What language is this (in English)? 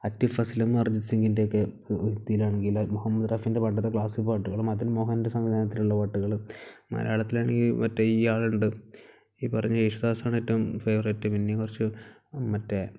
Malayalam